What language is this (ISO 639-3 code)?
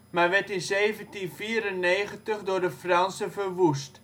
nld